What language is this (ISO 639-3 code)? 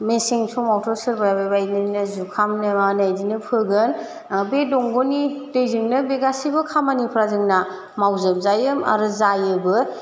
brx